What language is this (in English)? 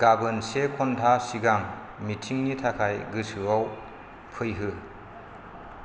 Bodo